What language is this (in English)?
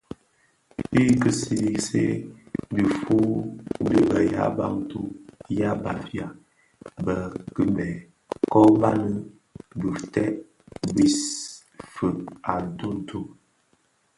Bafia